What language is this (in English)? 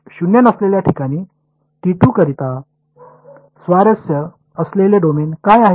Marathi